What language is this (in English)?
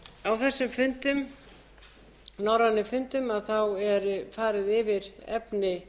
Icelandic